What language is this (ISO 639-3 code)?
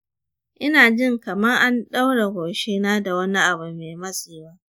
hau